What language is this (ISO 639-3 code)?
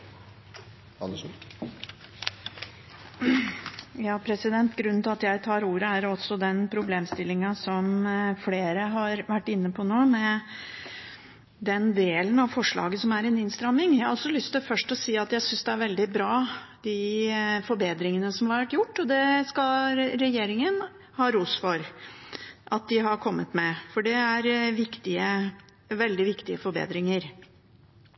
nob